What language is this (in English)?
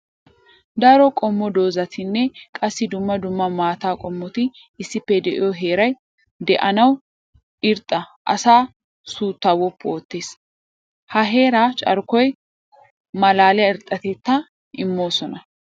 Wolaytta